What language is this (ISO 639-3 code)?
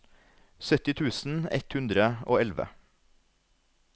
nor